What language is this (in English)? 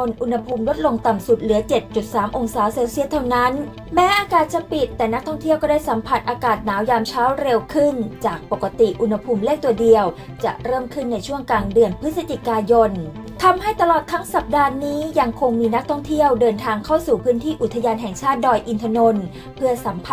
Thai